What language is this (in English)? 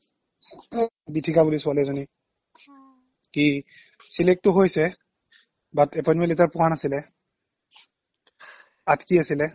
Assamese